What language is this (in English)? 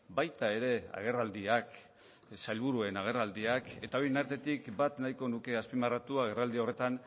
Basque